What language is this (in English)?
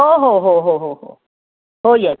Marathi